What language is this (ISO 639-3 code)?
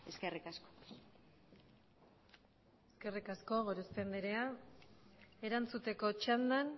eus